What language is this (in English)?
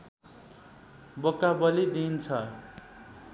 Nepali